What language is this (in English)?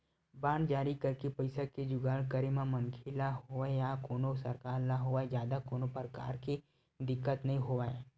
Chhattisgarhi